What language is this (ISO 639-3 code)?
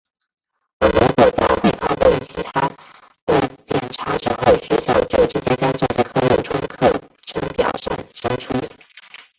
zho